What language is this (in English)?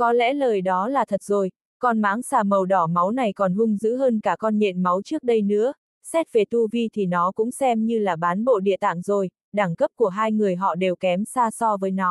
Vietnamese